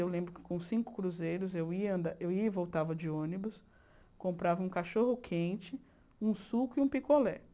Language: Portuguese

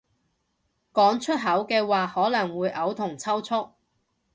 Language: Cantonese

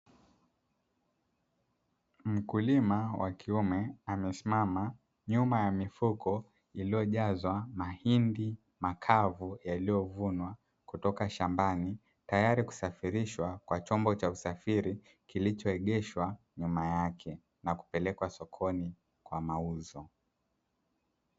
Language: Swahili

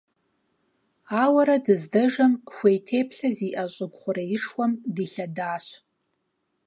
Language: Kabardian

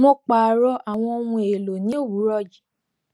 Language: Yoruba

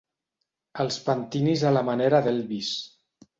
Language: Catalan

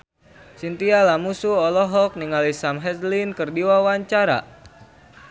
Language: Sundanese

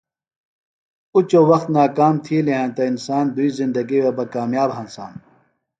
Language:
Phalura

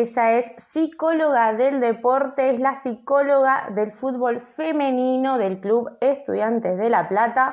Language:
Spanish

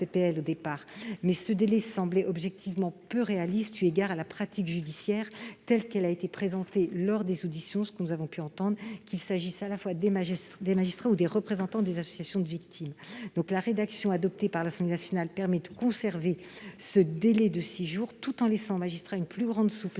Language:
French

